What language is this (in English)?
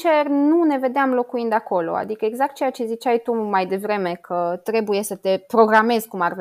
Romanian